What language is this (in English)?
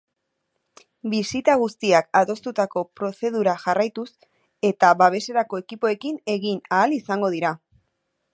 Basque